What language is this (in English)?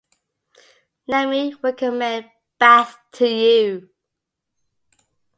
English